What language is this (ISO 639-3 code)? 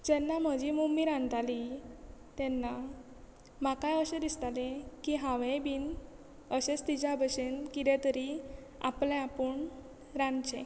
kok